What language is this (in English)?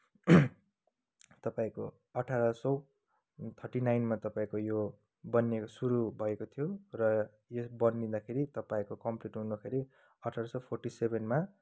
Nepali